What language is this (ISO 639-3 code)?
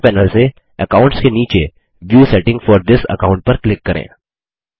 hin